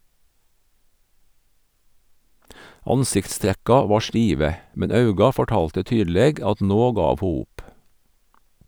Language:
Norwegian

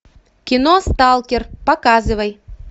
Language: Russian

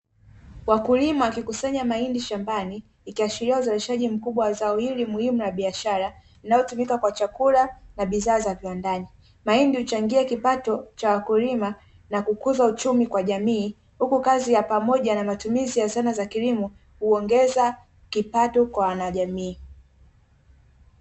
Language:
Swahili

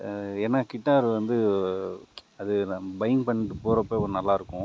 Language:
Tamil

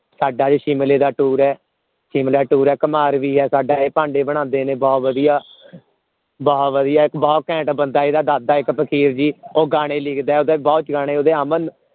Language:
Punjabi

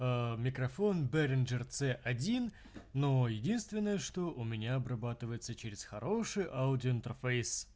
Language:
Russian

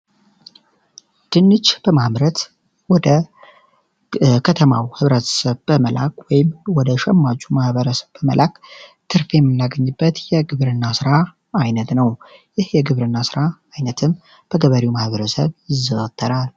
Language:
Amharic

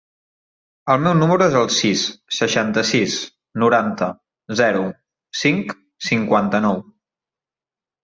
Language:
Catalan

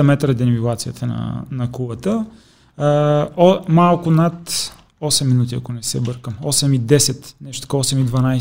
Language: Bulgarian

